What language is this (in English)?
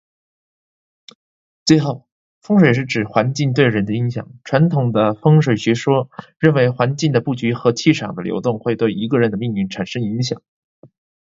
Chinese